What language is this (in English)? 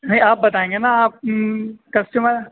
Urdu